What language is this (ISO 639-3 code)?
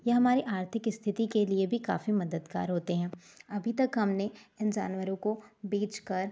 hin